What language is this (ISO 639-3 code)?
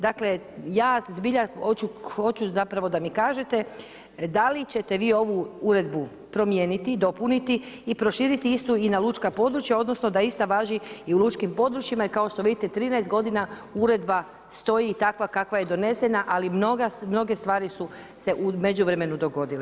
hrv